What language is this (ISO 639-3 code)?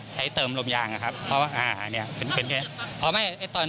tha